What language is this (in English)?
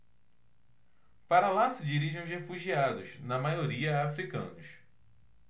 Portuguese